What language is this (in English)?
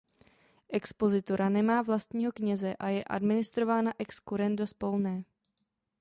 Czech